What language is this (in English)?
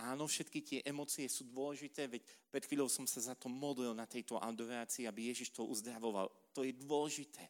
Slovak